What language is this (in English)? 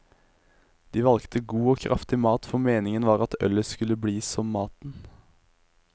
Norwegian